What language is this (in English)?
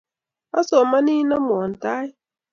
Kalenjin